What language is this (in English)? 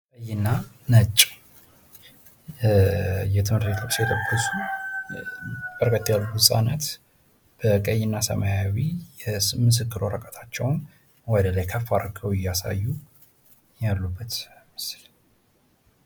Amharic